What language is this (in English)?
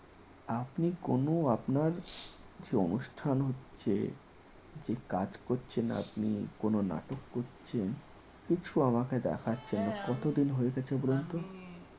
Bangla